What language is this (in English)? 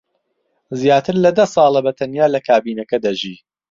Central Kurdish